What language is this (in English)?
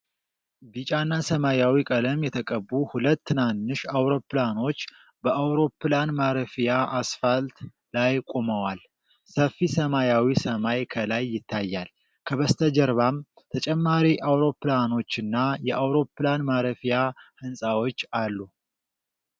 Amharic